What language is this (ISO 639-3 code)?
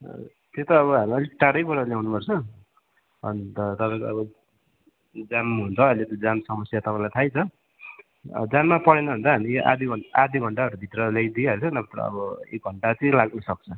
nep